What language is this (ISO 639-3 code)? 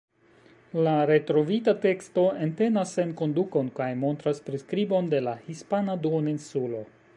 epo